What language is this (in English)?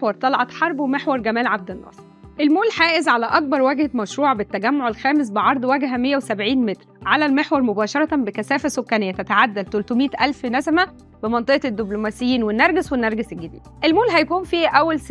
Arabic